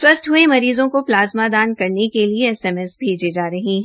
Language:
Hindi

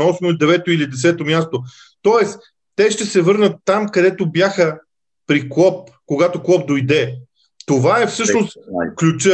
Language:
Bulgarian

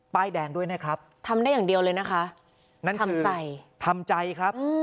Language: Thai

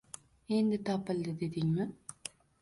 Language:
Uzbek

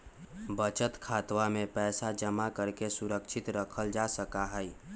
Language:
Magahi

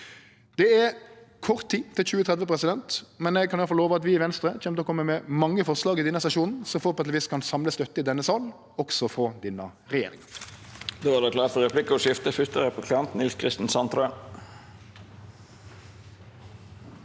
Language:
Norwegian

